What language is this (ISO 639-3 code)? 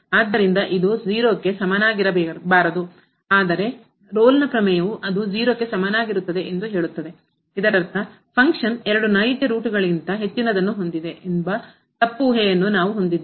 kan